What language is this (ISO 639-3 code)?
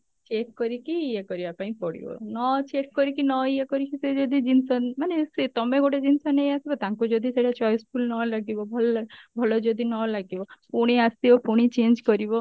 ori